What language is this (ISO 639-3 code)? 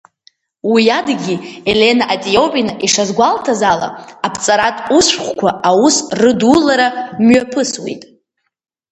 abk